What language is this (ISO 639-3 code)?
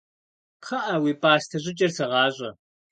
kbd